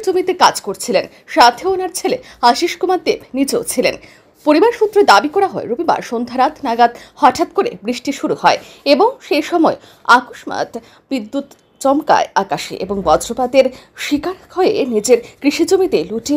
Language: Bangla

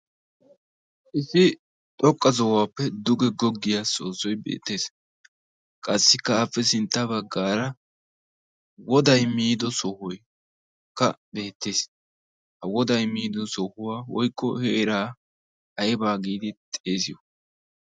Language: Wolaytta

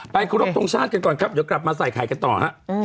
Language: Thai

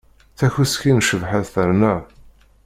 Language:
Kabyle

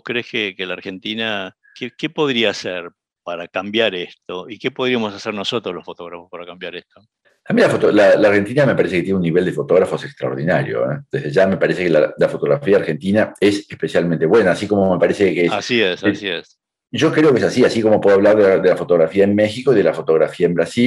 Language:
Spanish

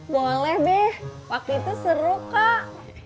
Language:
Indonesian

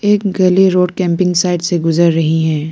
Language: Hindi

